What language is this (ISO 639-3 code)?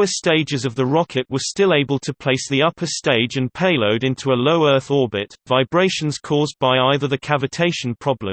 eng